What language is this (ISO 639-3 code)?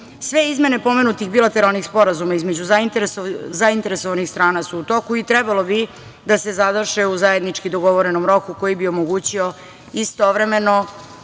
srp